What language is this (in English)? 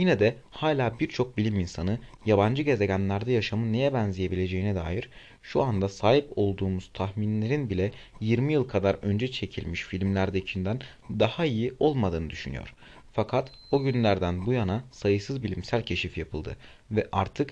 Turkish